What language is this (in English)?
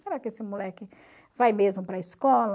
Portuguese